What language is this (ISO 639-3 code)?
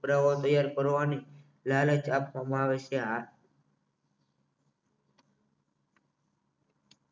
guj